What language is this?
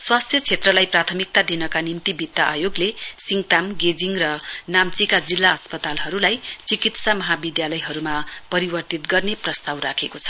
Nepali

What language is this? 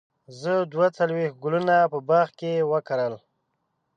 Pashto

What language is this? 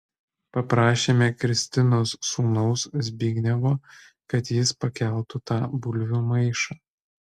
Lithuanian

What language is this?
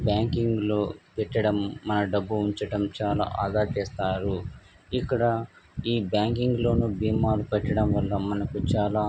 Telugu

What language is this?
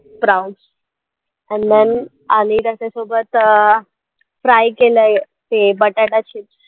Marathi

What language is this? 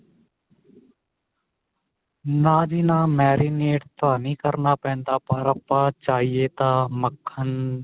Punjabi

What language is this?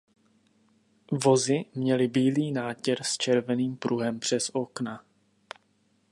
Czech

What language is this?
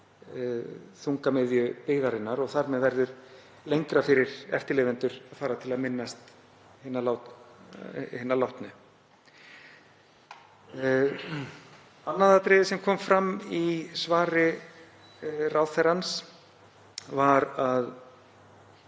Icelandic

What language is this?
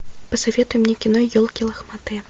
Russian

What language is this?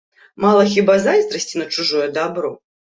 Belarusian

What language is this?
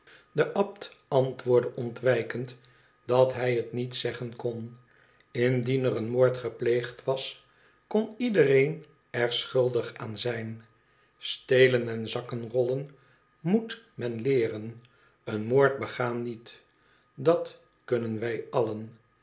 Dutch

